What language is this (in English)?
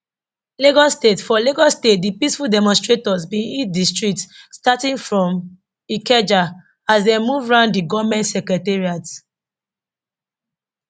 Nigerian Pidgin